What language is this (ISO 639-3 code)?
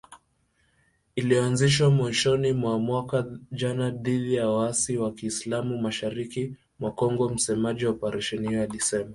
swa